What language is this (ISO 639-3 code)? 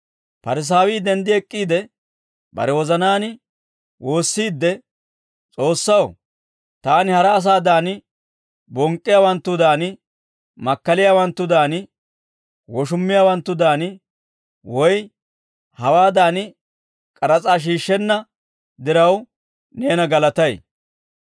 dwr